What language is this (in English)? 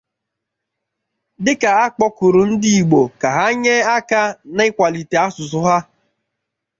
Igbo